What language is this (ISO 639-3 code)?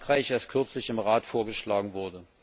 deu